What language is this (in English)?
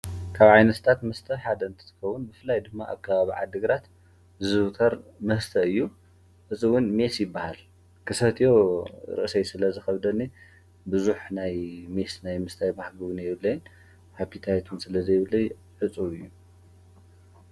Tigrinya